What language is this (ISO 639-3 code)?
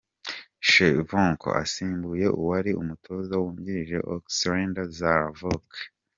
kin